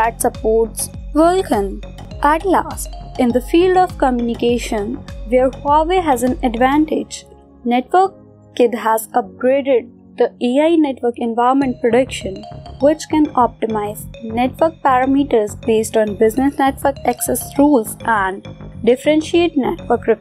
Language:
English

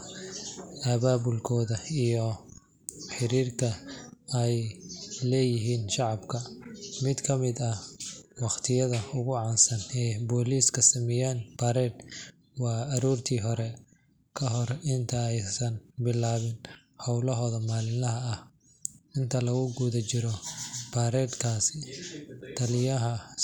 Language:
Somali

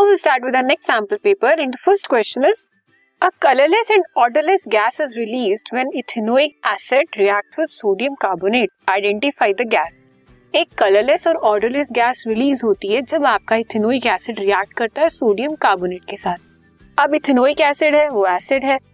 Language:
Hindi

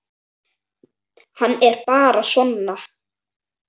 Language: Icelandic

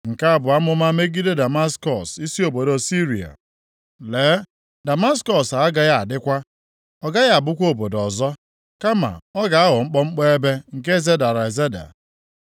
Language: Igbo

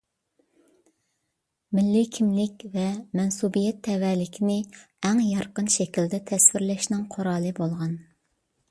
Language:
Uyghur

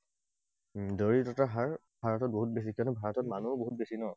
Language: Assamese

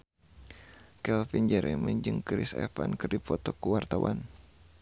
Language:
Sundanese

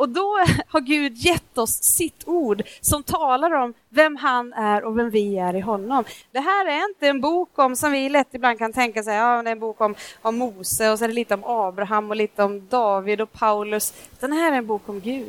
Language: Swedish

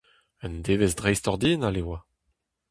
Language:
Breton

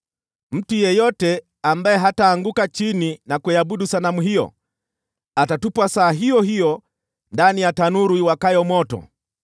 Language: Swahili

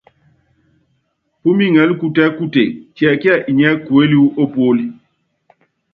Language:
Yangben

